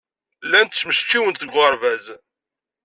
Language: Kabyle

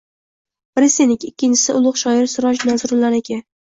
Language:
Uzbek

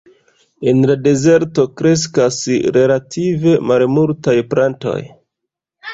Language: Esperanto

